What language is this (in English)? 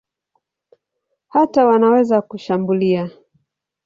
Swahili